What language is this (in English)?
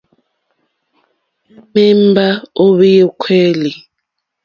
Mokpwe